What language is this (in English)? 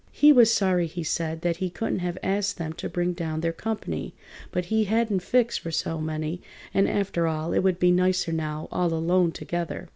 English